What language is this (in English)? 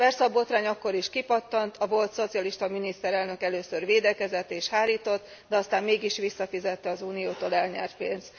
Hungarian